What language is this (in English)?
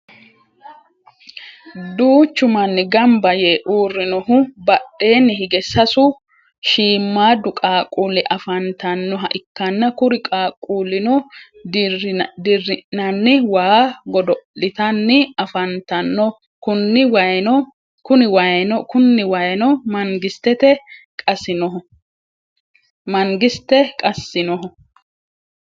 Sidamo